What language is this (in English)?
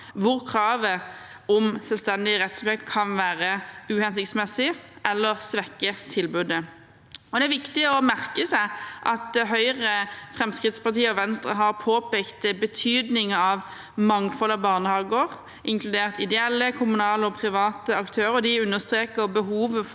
Norwegian